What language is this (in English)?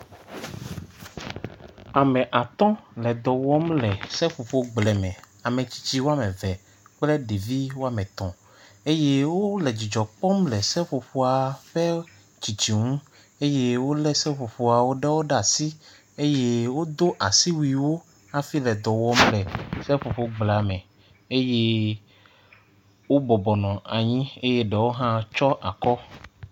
Ewe